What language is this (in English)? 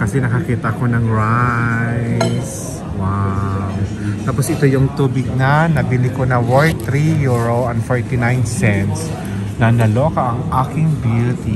Filipino